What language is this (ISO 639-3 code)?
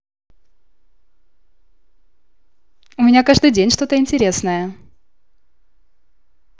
rus